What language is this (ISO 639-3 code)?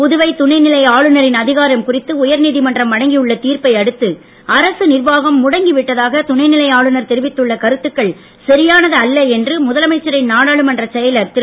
tam